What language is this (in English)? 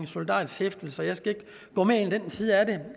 Danish